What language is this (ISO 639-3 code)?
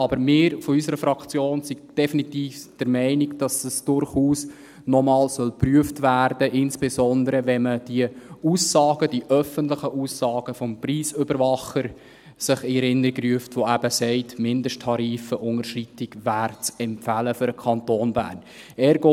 gsw